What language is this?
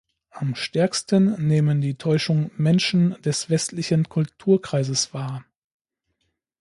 German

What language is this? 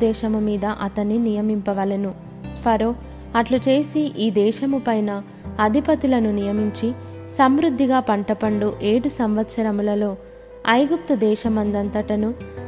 Telugu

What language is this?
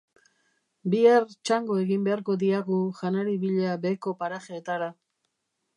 Basque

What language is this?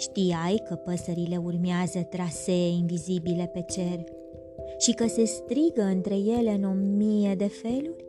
Romanian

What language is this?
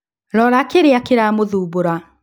Kikuyu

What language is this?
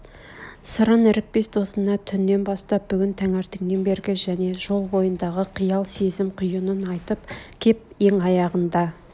Kazakh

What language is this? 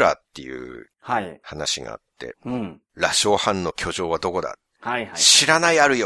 Japanese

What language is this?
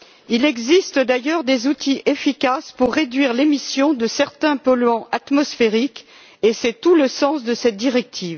French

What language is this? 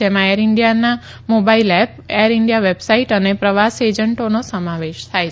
Gujarati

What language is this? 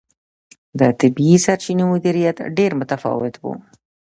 Pashto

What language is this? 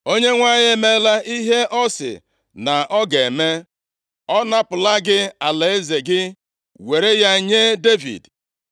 Igbo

